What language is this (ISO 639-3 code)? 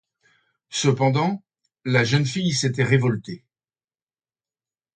fra